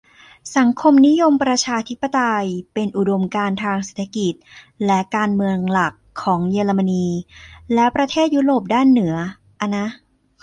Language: Thai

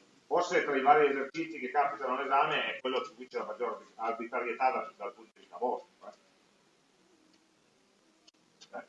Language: Italian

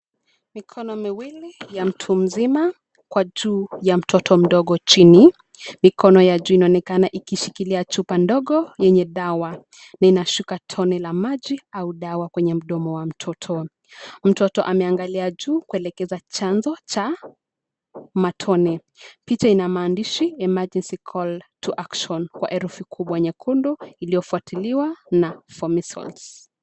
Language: Swahili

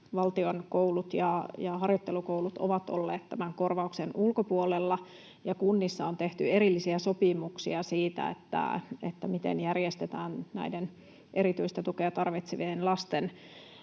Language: Finnish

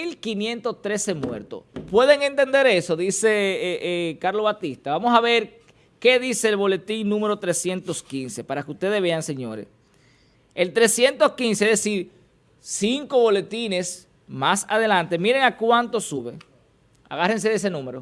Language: Spanish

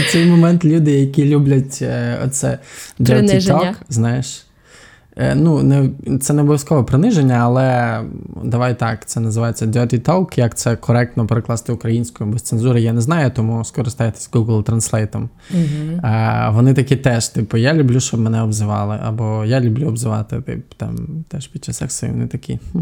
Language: Ukrainian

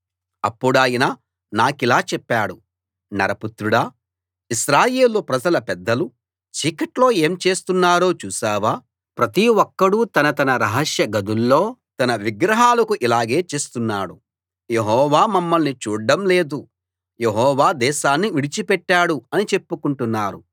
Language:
Telugu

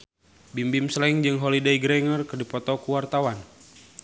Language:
Sundanese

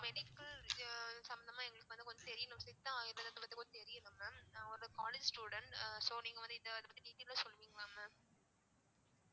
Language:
Tamil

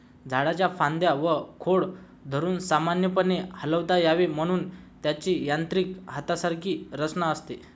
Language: Marathi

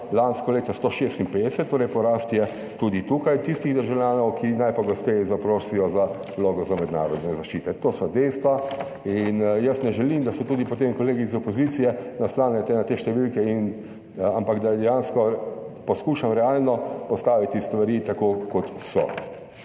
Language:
Slovenian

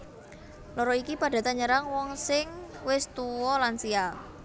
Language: Javanese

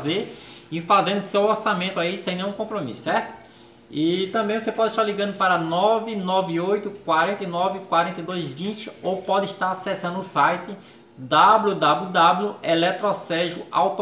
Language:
Portuguese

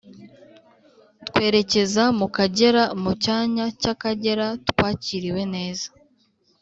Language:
Kinyarwanda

